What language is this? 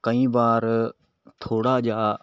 Punjabi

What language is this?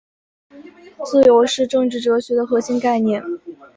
Chinese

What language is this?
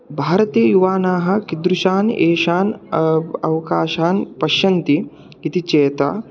Sanskrit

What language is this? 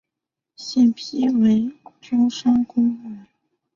Chinese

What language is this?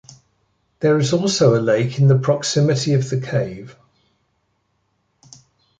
English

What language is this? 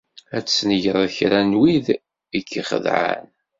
Kabyle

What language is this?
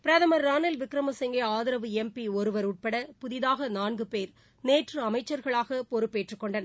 Tamil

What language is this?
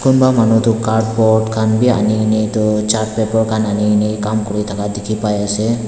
Naga Pidgin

